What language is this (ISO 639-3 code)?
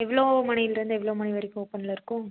tam